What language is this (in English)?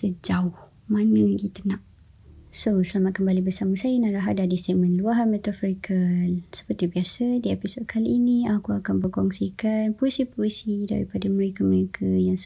Malay